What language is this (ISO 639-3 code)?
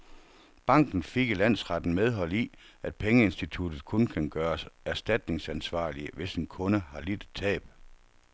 dan